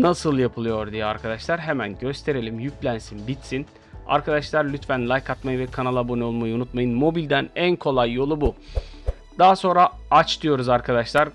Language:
Turkish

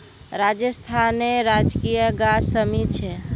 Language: Magahi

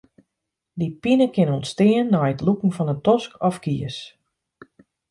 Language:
Western Frisian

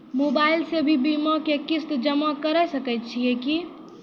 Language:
Maithili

